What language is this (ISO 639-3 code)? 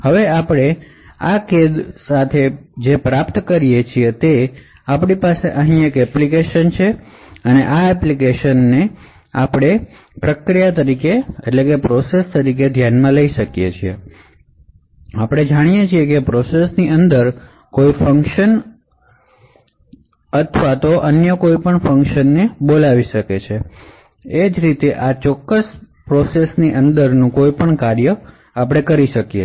guj